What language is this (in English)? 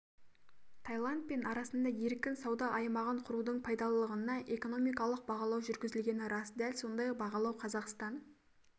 Kazakh